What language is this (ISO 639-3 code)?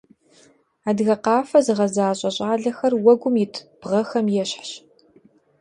kbd